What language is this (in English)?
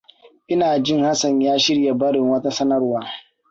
Hausa